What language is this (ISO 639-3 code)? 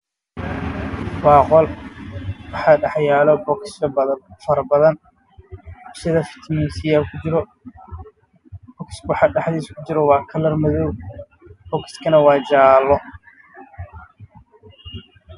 som